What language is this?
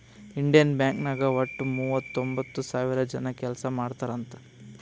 Kannada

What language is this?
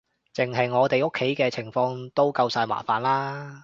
Cantonese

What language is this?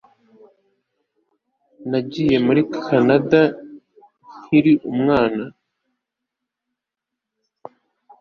Kinyarwanda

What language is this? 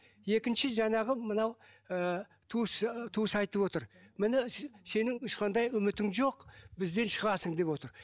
Kazakh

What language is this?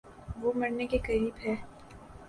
Urdu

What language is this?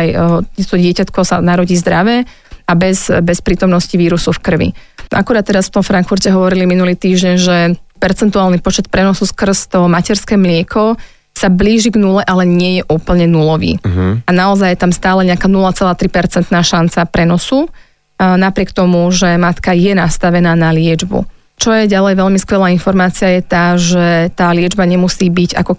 Slovak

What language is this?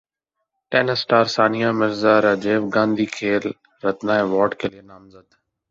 Urdu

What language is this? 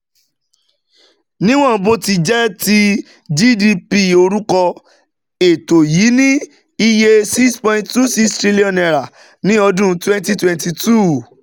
Yoruba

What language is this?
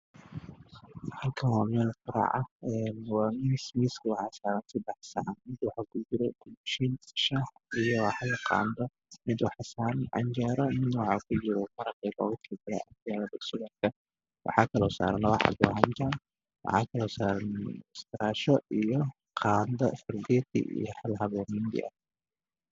Somali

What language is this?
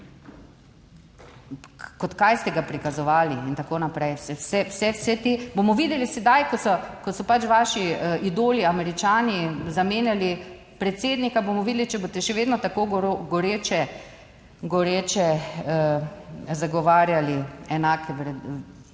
Slovenian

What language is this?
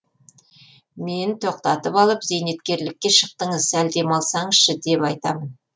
Kazakh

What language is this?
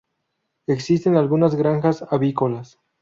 Spanish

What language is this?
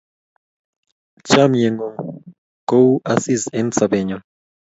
Kalenjin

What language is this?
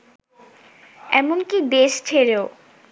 Bangla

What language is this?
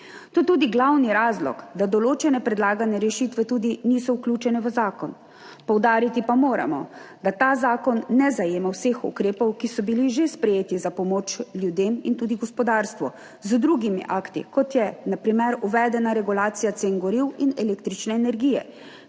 Slovenian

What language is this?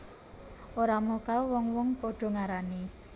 Javanese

